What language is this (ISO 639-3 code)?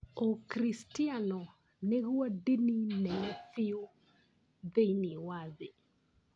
kik